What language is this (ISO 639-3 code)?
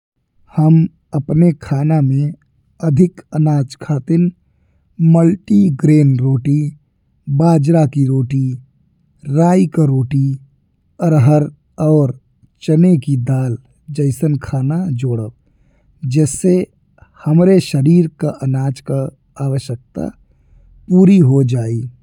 bho